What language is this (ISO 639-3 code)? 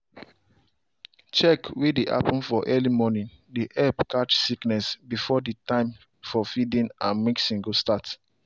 pcm